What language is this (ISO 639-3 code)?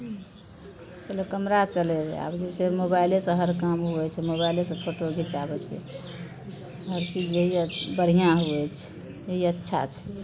mai